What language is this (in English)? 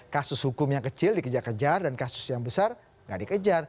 Indonesian